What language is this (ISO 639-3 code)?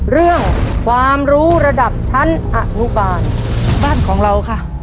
tha